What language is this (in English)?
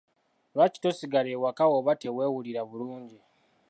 Ganda